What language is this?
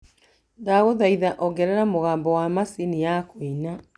Kikuyu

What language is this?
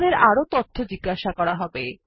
Bangla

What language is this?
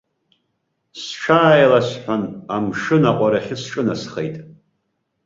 Abkhazian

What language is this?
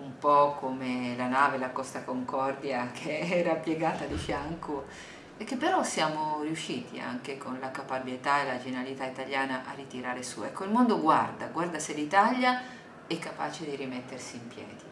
Italian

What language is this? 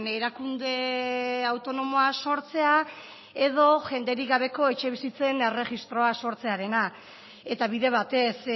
Basque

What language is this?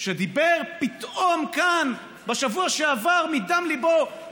Hebrew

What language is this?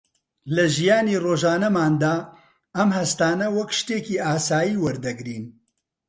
Central Kurdish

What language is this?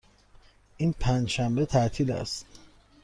Persian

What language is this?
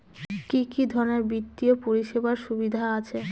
Bangla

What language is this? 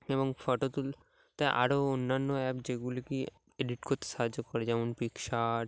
Bangla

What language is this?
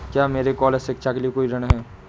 Hindi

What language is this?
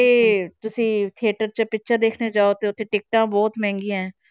Punjabi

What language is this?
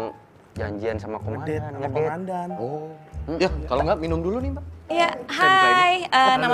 Indonesian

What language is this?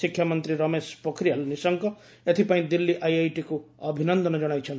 Odia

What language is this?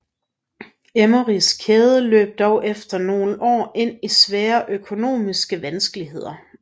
Danish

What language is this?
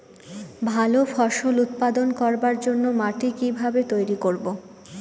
Bangla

